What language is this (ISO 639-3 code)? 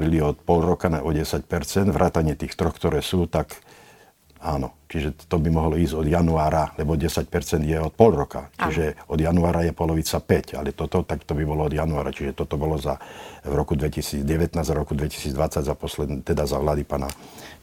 slk